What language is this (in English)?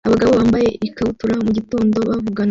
Kinyarwanda